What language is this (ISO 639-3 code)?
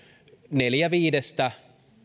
fin